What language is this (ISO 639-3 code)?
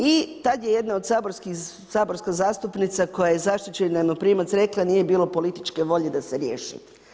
hrv